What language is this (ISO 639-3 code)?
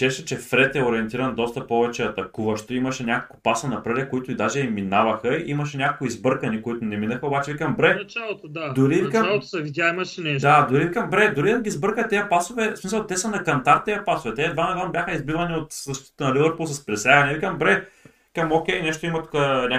bul